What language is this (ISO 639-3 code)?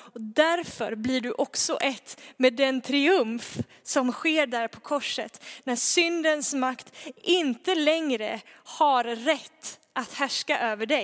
swe